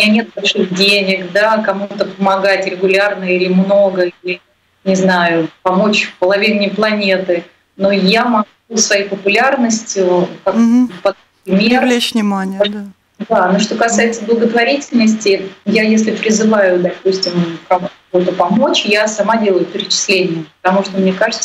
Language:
Russian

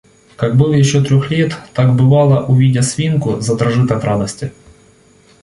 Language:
Russian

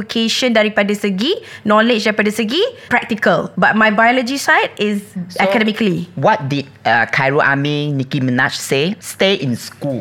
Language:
Malay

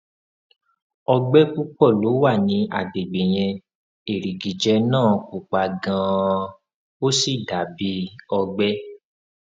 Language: Yoruba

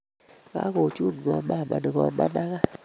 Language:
Kalenjin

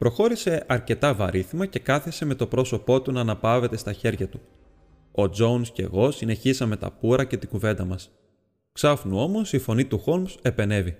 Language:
Greek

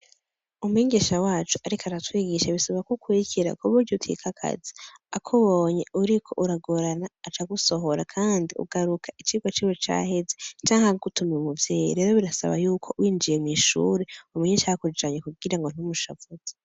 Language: Rundi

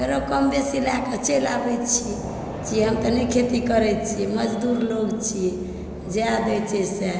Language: Maithili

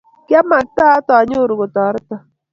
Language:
Kalenjin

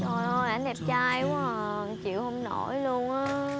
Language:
Vietnamese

